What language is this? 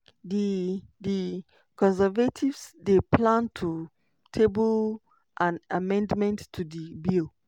Nigerian Pidgin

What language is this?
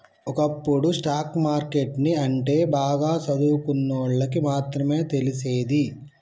Telugu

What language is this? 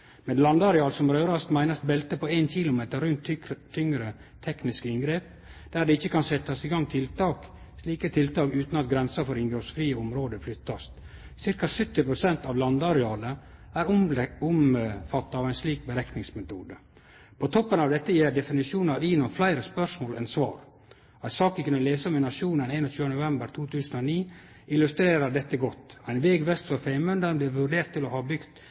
Norwegian Nynorsk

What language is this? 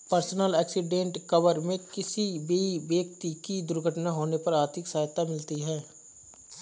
Hindi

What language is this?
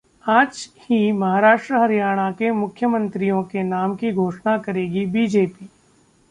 Hindi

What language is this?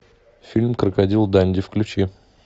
Russian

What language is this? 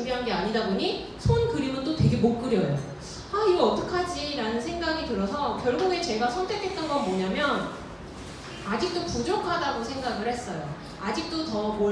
Korean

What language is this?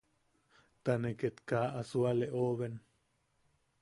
Yaqui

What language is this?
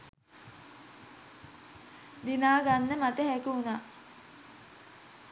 Sinhala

